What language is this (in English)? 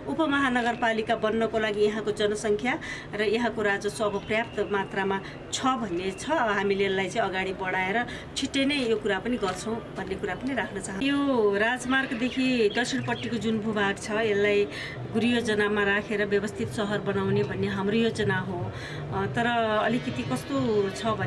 Nepali